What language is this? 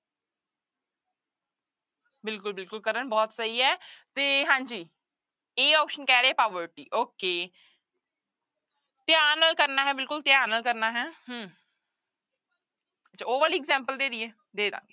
Punjabi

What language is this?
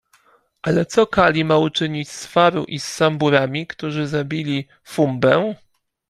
Polish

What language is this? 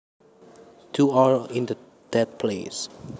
Javanese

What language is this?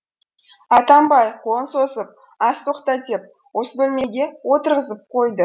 Kazakh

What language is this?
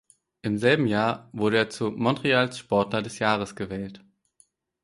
German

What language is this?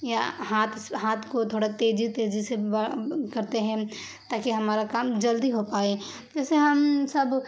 Urdu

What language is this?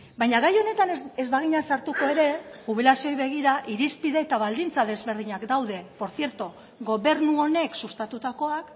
Basque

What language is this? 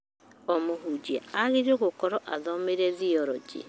Kikuyu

